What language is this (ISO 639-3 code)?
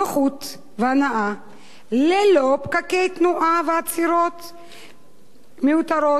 heb